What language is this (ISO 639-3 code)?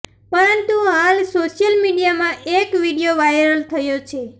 guj